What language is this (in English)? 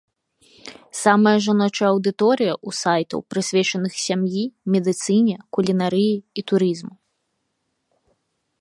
Belarusian